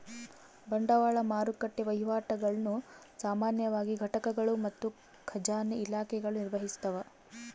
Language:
Kannada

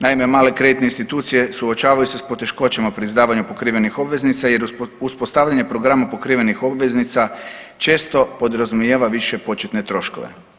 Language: Croatian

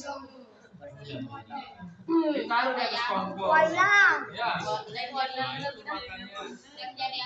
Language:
Indonesian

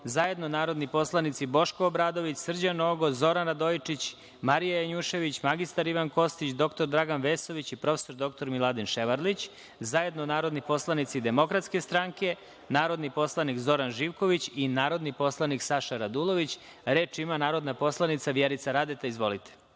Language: Serbian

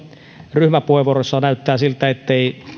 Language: Finnish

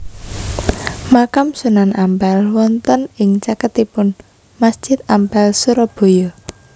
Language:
Javanese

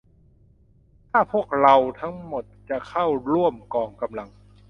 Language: Thai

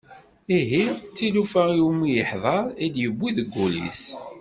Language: Kabyle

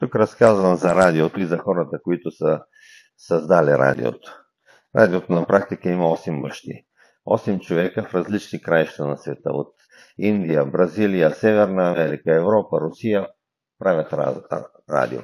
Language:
Bulgarian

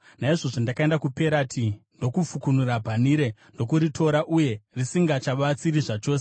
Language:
Shona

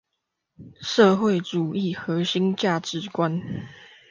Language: Chinese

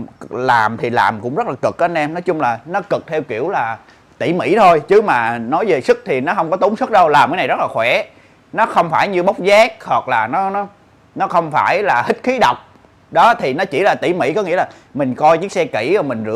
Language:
Vietnamese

